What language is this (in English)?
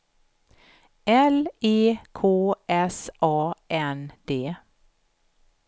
Swedish